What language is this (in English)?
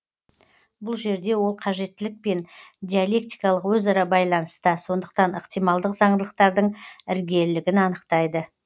Kazakh